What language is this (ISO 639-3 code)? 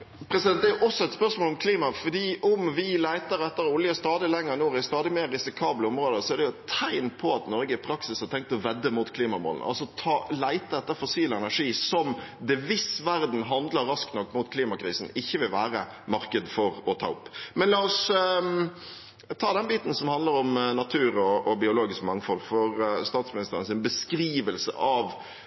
nor